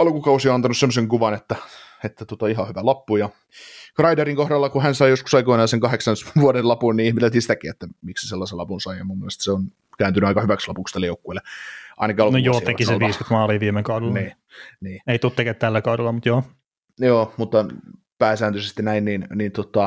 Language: Finnish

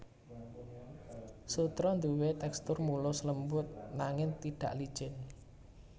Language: Javanese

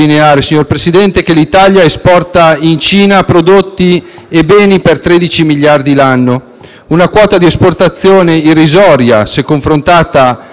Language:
Italian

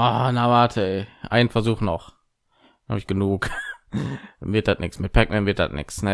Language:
German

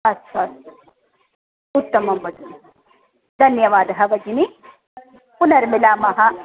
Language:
Sanskrit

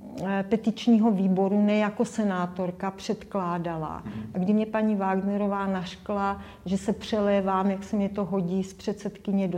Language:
Czech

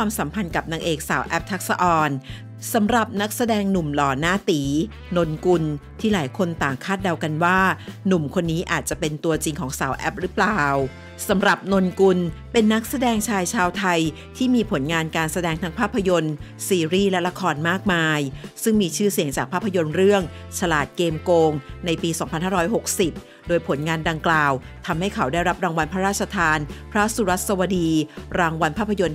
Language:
Thai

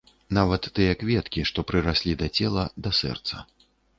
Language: Belarusian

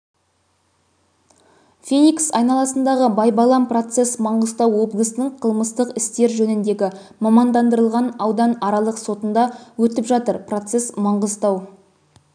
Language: Kazakh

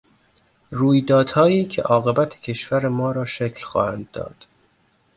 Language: Persian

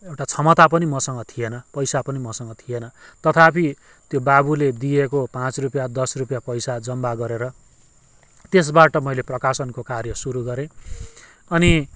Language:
Nepali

